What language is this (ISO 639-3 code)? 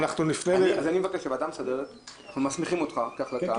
heb